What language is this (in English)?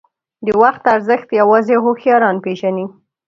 Pashto